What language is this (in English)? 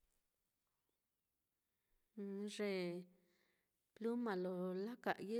Mitlatongo Mixtec